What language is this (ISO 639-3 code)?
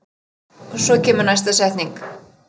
isl